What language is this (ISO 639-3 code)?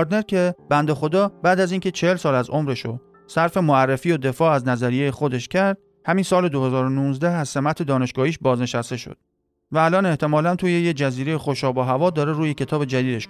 fas